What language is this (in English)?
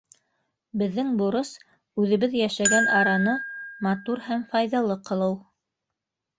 Bashkir